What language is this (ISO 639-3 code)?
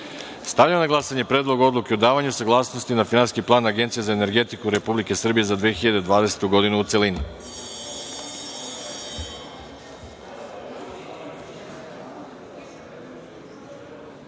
srp